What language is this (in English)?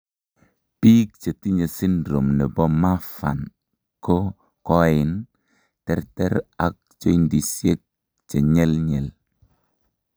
Kalenjin